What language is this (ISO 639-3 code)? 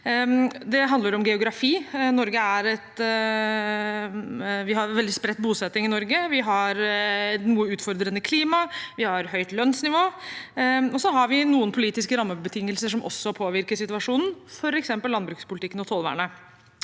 nor